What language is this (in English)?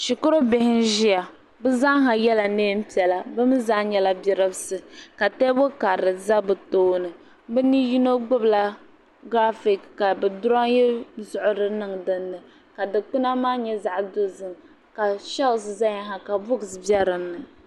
Dagbani